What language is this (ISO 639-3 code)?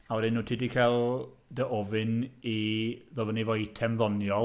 cym